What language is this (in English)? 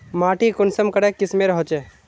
Magahi